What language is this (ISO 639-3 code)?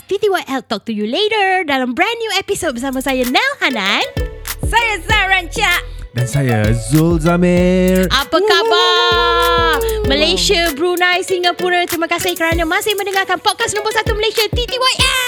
msa